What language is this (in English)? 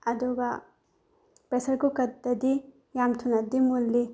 Manipuri